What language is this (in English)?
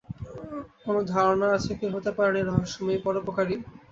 Bangla